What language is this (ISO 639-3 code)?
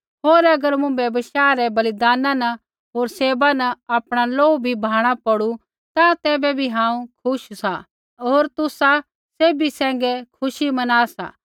kfx